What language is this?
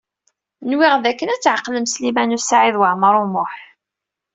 Kabyle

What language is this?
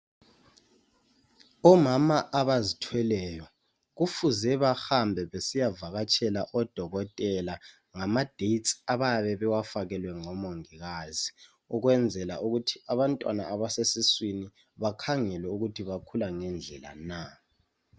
North Ndebele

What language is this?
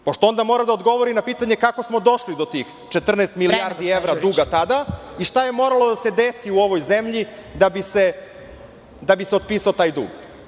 Serbian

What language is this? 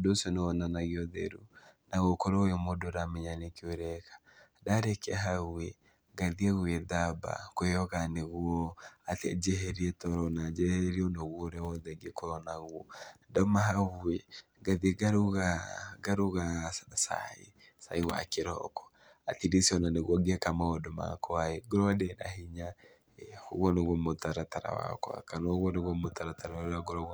Kikuyu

